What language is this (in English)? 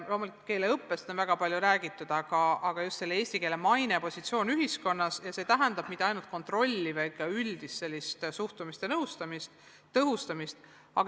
Estonian